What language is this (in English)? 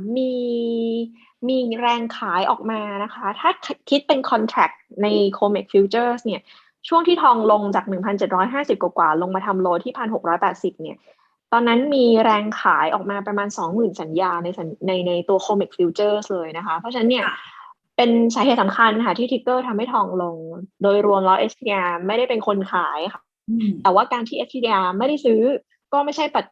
Thai